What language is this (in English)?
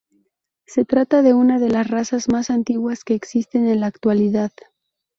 Spanish